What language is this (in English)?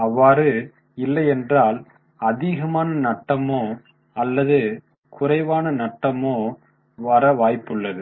Tamil